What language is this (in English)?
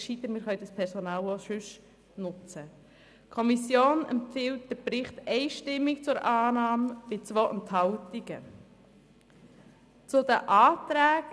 Swiss German